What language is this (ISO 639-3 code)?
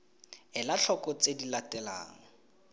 tsn